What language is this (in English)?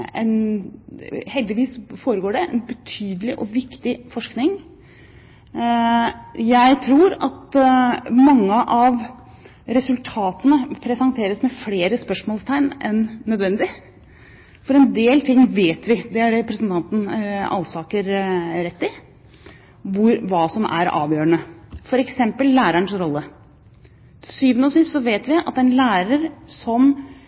Norwegian Bokmål